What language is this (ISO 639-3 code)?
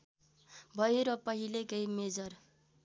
nep